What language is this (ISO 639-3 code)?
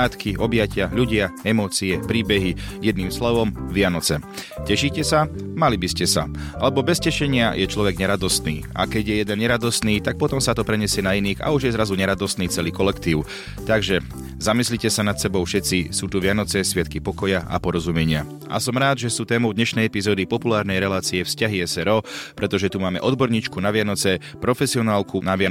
slk